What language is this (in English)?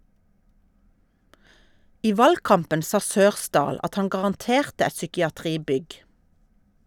Norwegian